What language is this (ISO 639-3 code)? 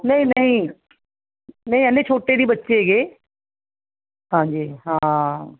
pan